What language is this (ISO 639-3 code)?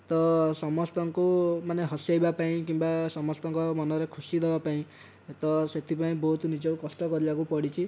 ori